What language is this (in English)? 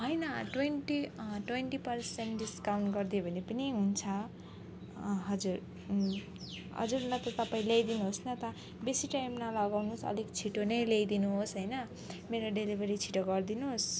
Nepali